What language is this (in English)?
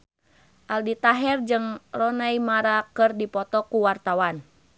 Sundanese